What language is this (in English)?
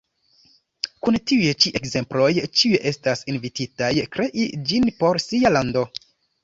Esperanto